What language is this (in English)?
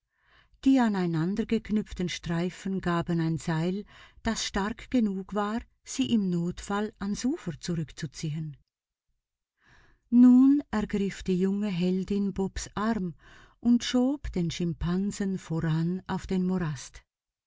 German